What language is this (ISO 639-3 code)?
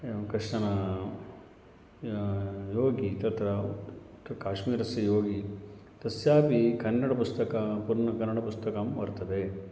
san